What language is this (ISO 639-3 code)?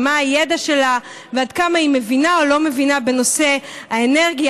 heb